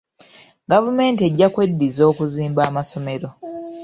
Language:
Ganda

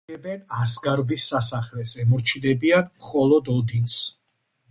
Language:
Georgian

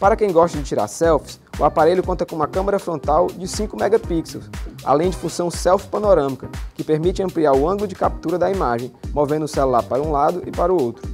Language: Portuguese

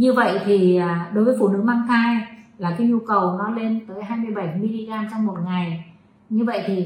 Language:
Vietnamese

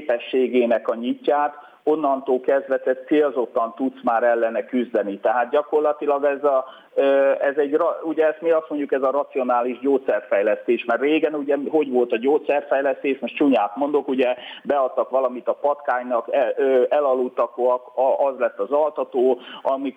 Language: Hungarian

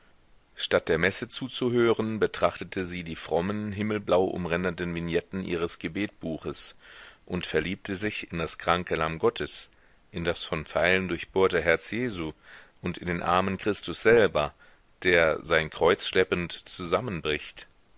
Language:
German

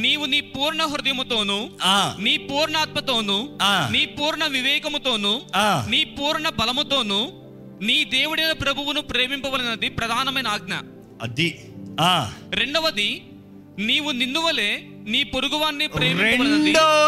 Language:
Telugu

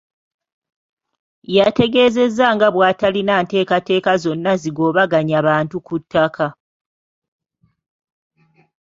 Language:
Ganda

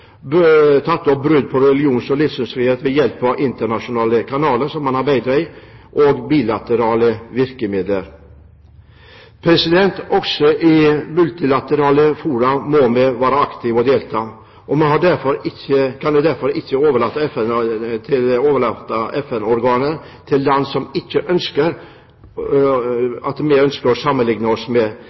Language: Norwegian Bokmål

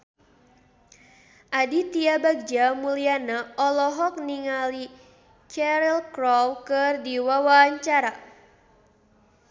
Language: Sundanese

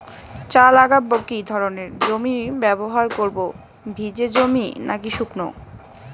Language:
Bangla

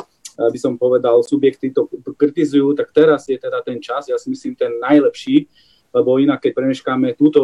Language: Slovak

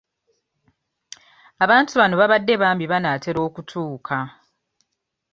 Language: Ganda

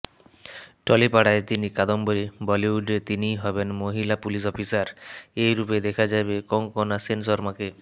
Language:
Bangla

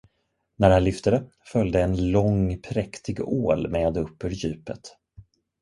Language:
Swedish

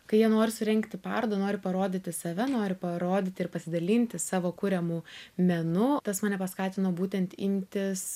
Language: Lithuanian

